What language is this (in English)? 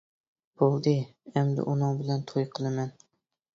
Uyghur